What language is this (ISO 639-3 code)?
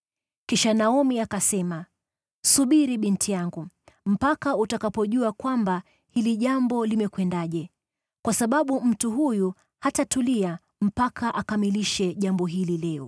swa